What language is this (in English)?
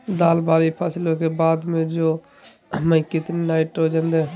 Magahi